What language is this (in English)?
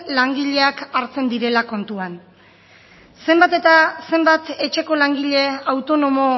Basque